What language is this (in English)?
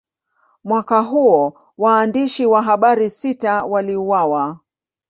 Swahili